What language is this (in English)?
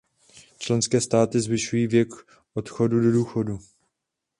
Czech